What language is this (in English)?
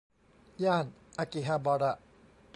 Thai